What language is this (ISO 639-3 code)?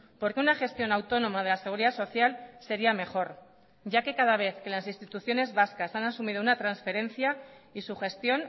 spa